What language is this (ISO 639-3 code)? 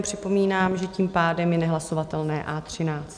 ces